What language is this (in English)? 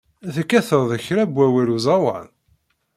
Kabyle